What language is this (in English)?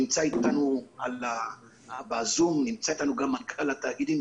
Hebrew